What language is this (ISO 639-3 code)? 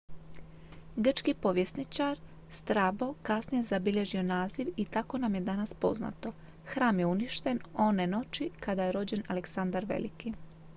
hrv